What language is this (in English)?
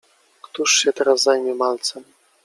Polish